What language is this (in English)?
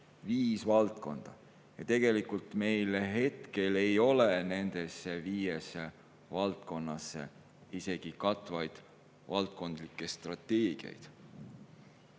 Estonian